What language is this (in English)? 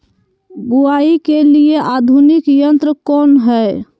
Magahi